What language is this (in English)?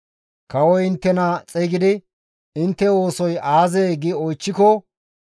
Gamo